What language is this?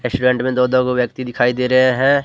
Hindi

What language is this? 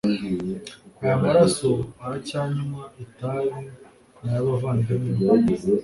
Kinyarwanda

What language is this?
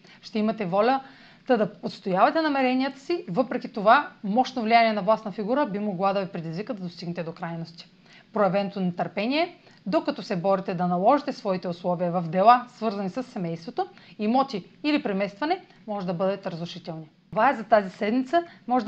Bulgarian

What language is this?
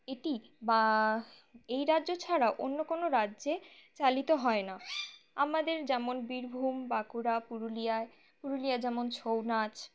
Bangla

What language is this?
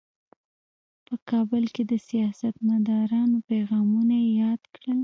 Pashto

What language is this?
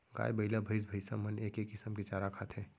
Chhattisgarhi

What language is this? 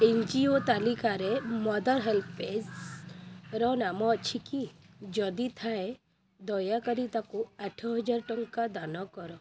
Odia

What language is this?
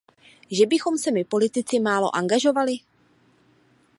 Czech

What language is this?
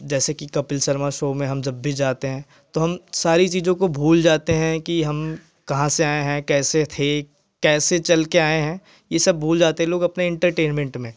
Hindi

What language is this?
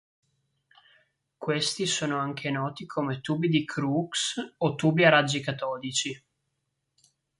Italian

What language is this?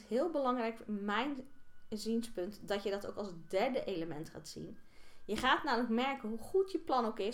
Dutch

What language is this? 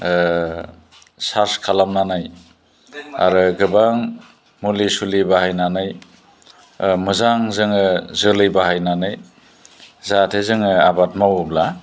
Bodo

